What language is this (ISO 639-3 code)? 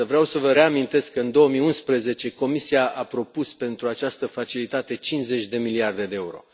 ron